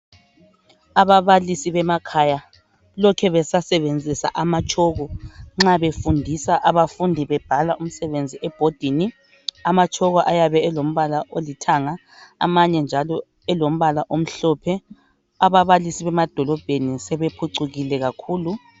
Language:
North Ndebele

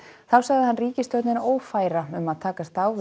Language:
Icelandic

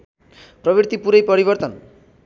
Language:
Nepali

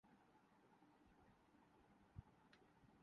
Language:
Urdu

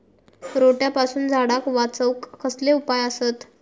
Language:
Marathi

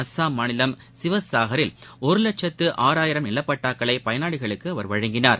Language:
Tamil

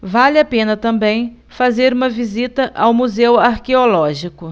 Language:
Portuguese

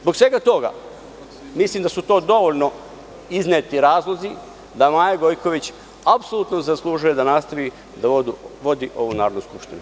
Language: Serbian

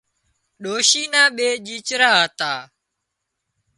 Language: Wadiyara Koli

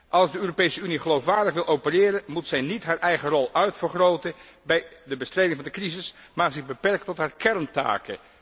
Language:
Dutch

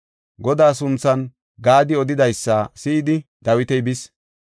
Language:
Gofa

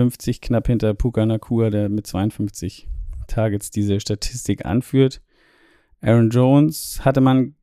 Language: German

